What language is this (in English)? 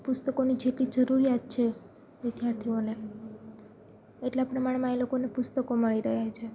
Gujarati